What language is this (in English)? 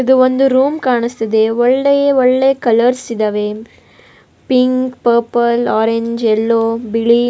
Kannada